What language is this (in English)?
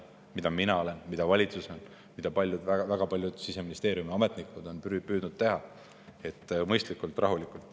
Estonian